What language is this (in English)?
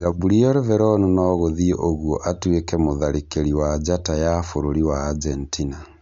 Kikuyu